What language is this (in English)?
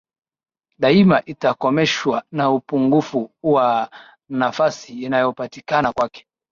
Swahili